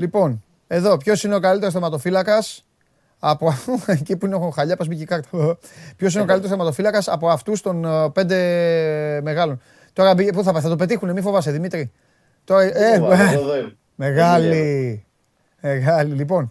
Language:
Greek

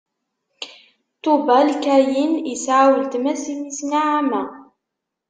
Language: Kabyle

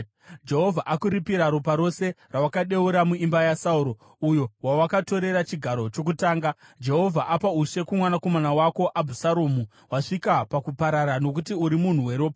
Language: Shona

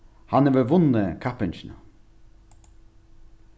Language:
Faroese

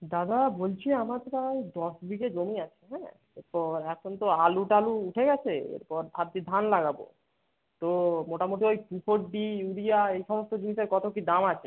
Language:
Bangla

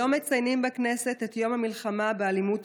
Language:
Hebrew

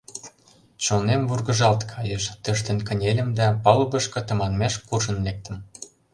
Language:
Mari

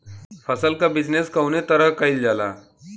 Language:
Bhojpuri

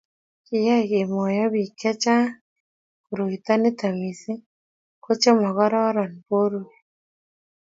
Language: Kalenjin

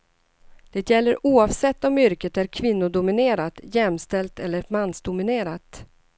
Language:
Swedish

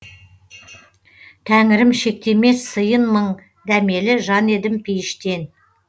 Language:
Kazakh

